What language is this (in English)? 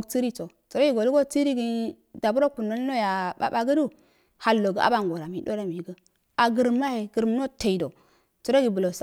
Afade